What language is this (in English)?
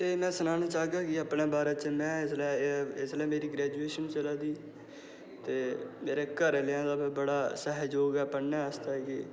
Dogri